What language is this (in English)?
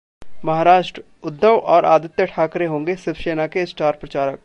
Hindi